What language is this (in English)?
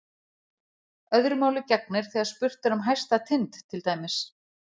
Icelandic